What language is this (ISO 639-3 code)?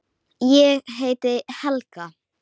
isl